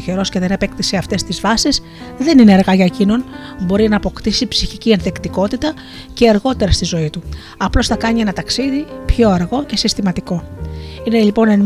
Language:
Greek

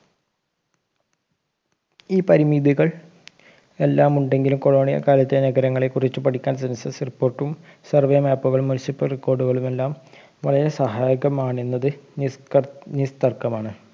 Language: Malayalam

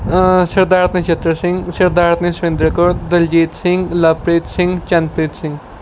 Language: Punjabi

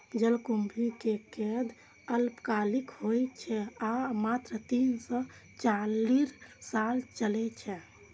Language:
Maithili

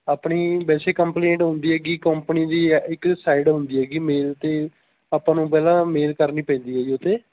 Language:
Punjabi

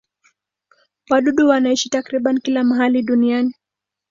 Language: Swahili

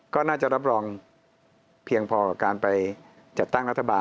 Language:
Thai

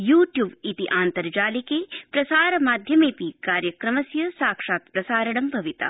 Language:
Sanskrit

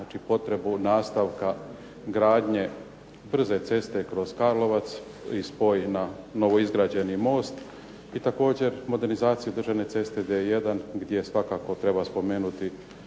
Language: Croatian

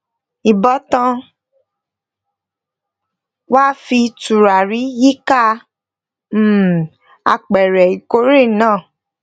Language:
Yoruba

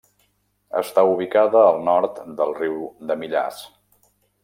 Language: Catalan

